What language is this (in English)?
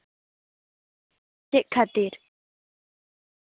Santali